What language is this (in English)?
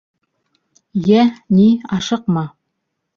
Bashkir